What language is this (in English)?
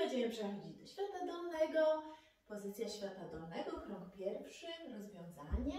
Polish